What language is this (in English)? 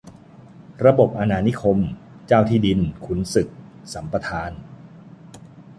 Thai